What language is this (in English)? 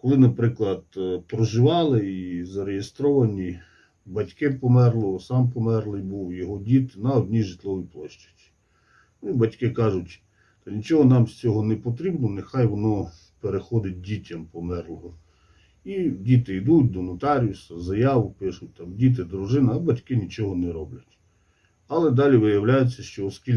Ukrainian